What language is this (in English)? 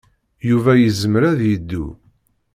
Kabyle